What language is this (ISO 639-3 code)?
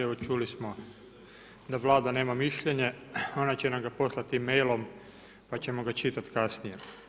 hrv